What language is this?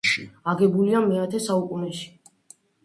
Georgian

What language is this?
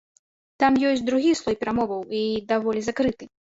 Belarusian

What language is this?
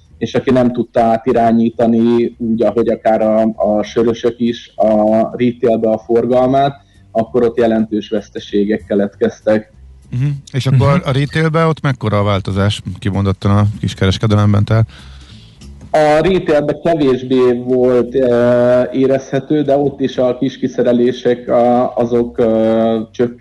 Hungarian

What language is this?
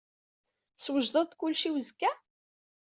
Kabyle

